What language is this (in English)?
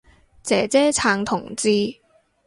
Cantonese